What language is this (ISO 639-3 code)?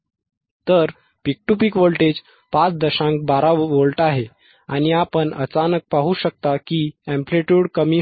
mar